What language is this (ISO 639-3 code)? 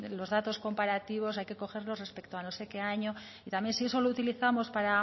spa